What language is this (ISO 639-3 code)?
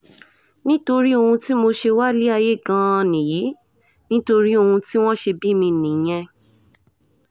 yor